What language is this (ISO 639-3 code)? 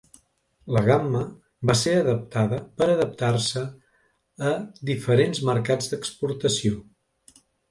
cat